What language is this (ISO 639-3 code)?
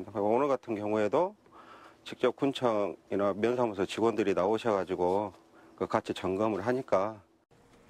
kor